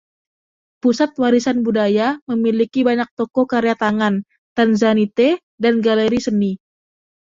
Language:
Indonesian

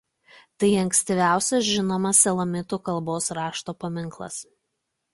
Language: Lithuanian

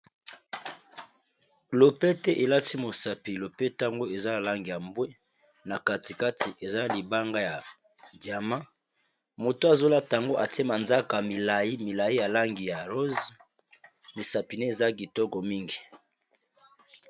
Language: Lingala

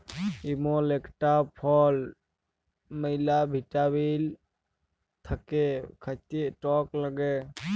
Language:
Bangla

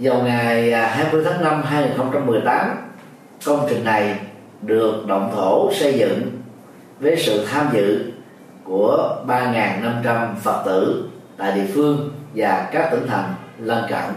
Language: Vietnamese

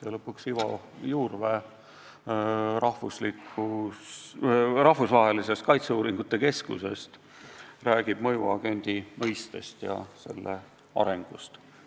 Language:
Estonian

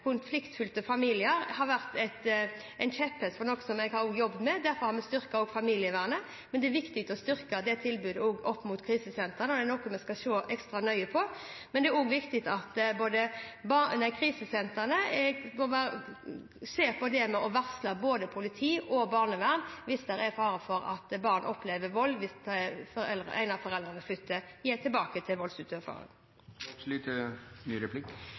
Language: Norwegian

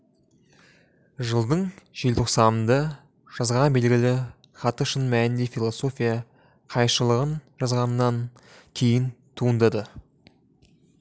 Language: Kazakh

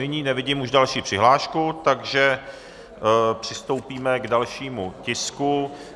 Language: Czech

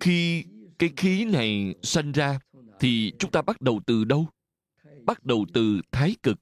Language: Vietnamese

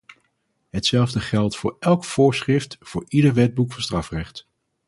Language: Dutch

